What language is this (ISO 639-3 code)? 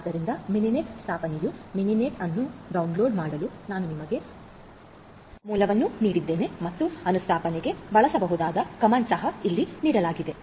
kan